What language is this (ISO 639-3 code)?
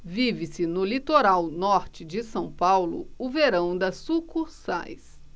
por